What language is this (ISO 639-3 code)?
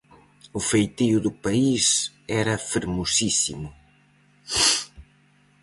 glg